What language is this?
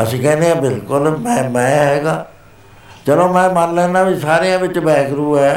Punjabi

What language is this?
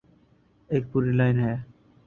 Urdu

